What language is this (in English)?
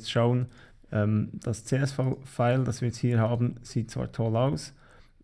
German